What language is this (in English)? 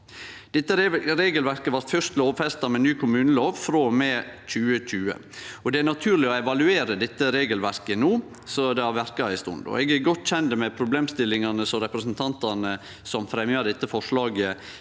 Norwegian